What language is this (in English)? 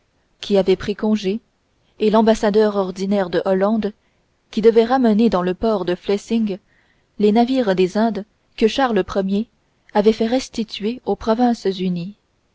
French